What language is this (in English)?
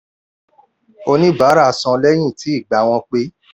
Yoruba